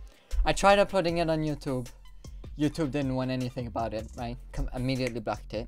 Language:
English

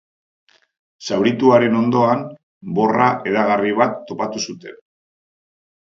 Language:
Basque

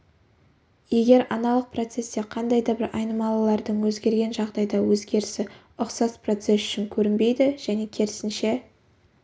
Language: Kazakh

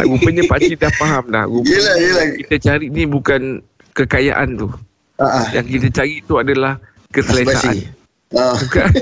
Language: Malay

